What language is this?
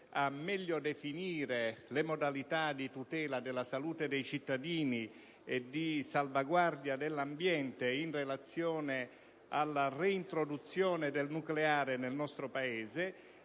Italian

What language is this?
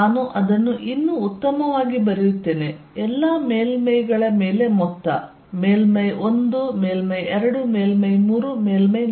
Kannada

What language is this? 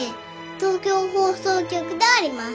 Japanese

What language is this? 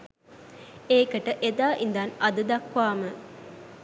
Sinhala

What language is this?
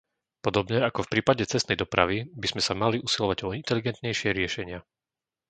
Slovak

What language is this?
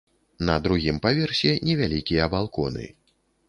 Belarusian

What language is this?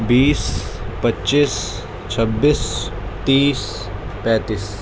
Urdu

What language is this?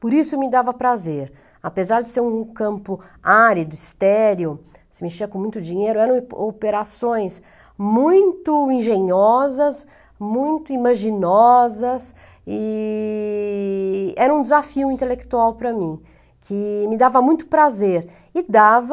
Portuguese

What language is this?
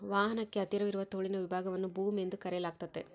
Kannada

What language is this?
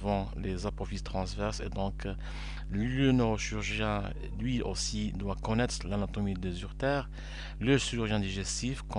French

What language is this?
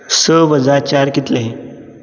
Konkani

